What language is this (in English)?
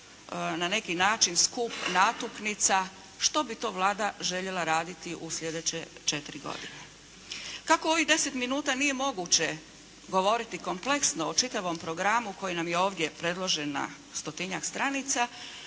Croatian